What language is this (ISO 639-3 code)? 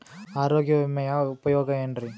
kan